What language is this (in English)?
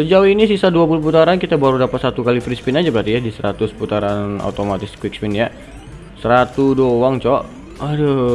Indonesian